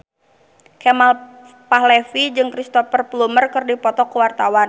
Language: Sundanese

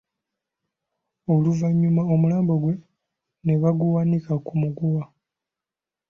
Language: Ganda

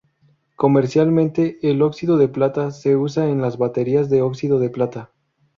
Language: Spanish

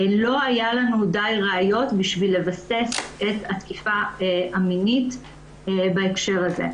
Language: Hebrew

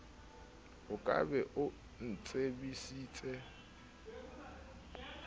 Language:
Southern Sotho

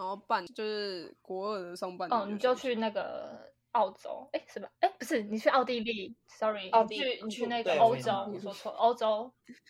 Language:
Chinese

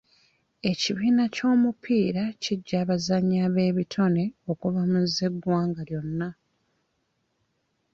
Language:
Ganda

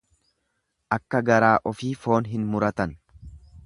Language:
Oromo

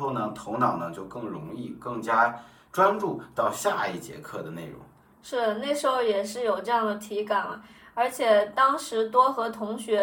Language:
Chinese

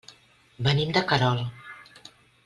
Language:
Catalan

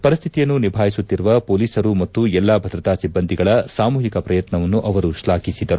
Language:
Kannada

